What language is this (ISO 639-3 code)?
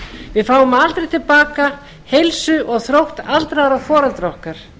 isl